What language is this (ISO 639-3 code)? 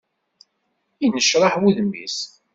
kab